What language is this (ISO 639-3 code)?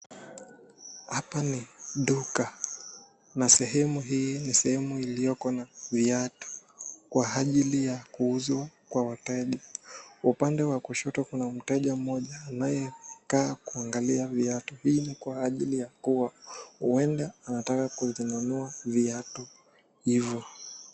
swa